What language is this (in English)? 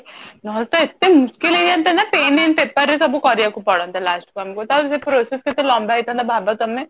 Odia